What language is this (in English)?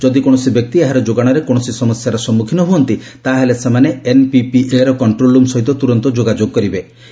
Odia